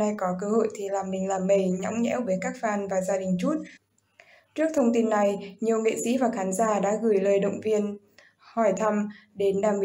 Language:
Vietnamese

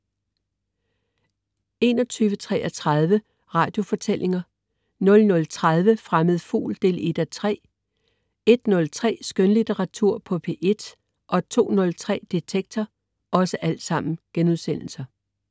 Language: Danish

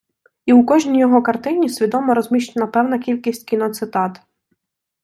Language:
Ukrainian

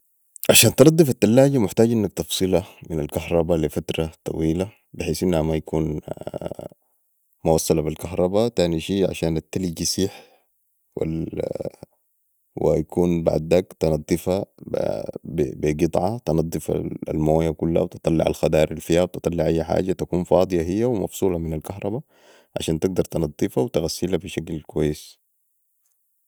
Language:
Sudanese Arabic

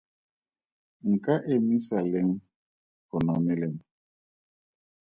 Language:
Tswana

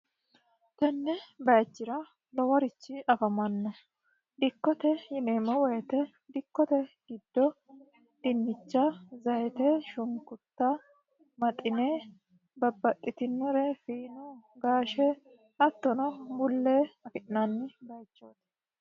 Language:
Sidamo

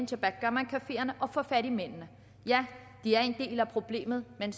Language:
Danish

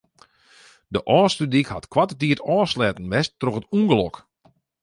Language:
Western Frisian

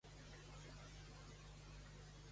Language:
Catalan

